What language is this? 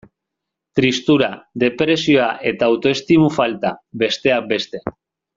Basque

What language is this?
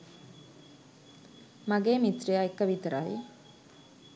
Sinhala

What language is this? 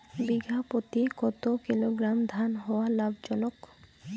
Bangla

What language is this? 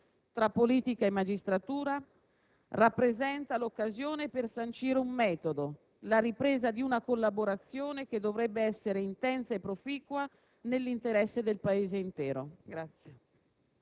Italian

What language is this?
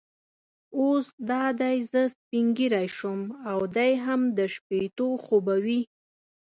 Pashto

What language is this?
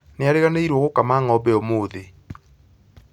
Kikuyu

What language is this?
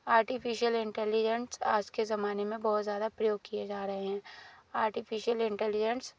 Hindi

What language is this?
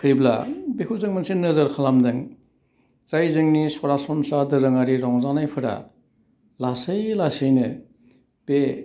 Bodo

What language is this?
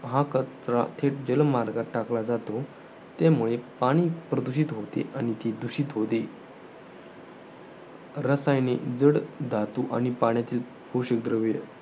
Marathi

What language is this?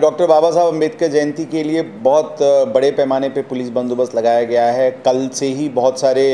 Hindi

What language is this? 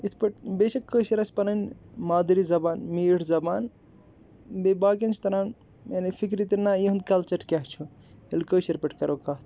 Kashmiri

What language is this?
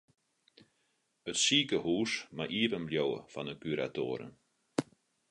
Western Frisian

